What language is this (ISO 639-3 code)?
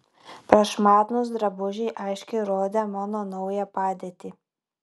lit